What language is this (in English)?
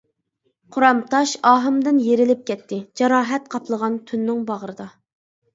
Uyghur